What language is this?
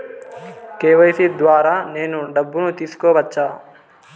Telugu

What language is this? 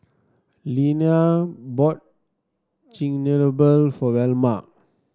English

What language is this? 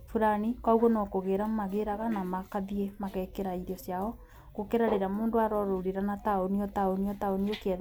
Kikuyu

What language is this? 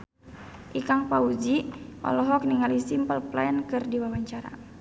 Sundanese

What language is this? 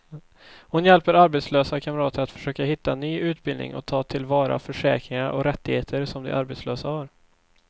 Swedish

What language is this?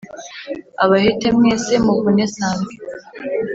Kinyarwanda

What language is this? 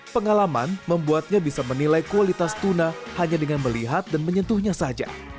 Indonesian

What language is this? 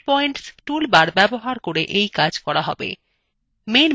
Bangla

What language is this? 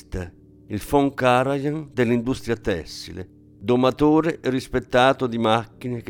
Italian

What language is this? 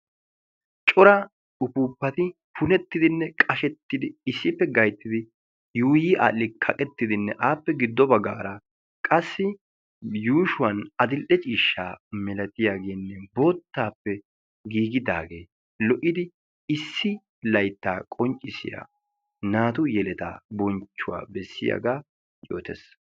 Wolaytta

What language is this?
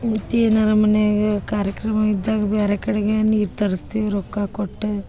Kannada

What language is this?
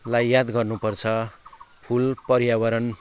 Nepali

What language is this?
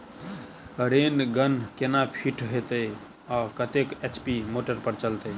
Maithili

